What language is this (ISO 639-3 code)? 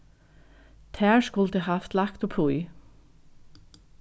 fao